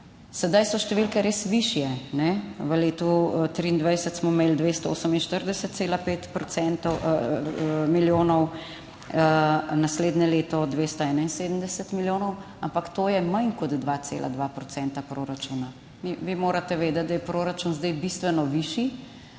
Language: Slovenian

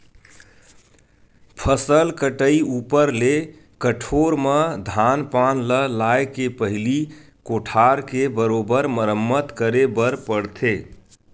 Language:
Chhattisgarhi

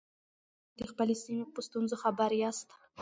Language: Pashto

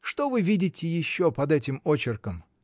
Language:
Russian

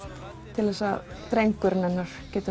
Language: Icelandic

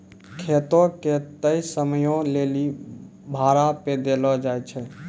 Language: Maithili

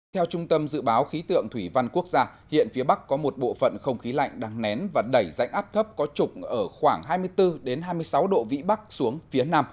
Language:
Vietnamese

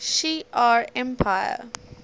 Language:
English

